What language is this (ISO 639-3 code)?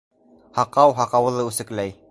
bak